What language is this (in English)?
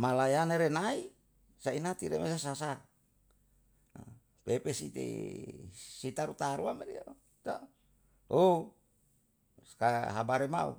Yalahatan